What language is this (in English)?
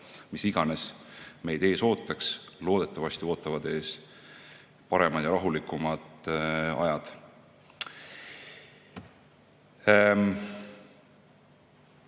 Estonian